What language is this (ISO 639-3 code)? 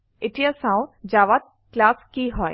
asm